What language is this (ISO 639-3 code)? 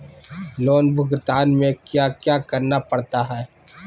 mag